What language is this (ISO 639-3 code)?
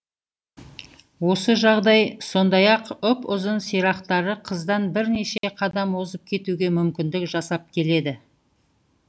kaz